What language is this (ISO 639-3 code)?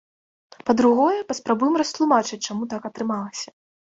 bel